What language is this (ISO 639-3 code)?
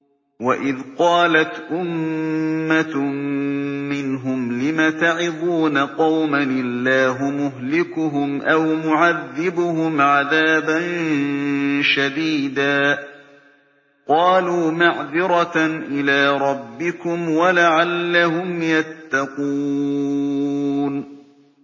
ara